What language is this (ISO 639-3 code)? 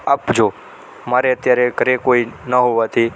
guj